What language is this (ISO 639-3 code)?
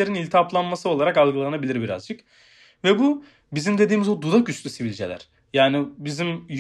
tur